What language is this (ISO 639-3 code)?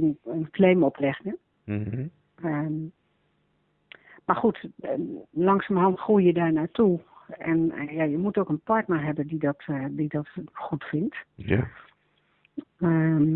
nld